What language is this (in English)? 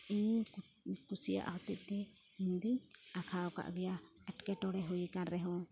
Santali